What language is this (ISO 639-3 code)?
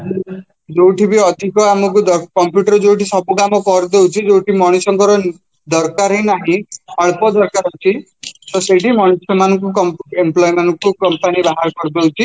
ori